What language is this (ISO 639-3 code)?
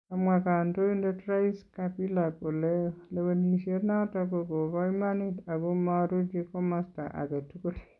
kln